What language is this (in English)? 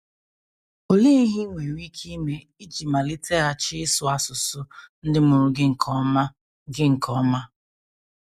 Igbo